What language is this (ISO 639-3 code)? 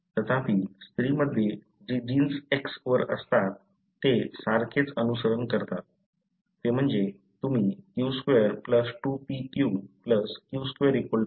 mar